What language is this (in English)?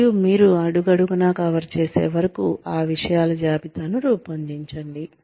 Telugu